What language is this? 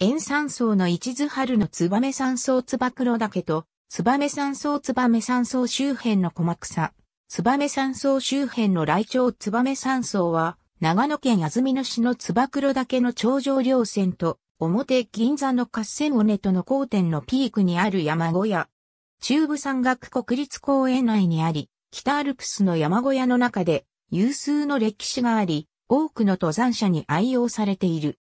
Japanese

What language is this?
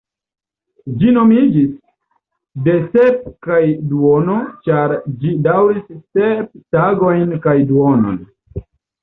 Esperanto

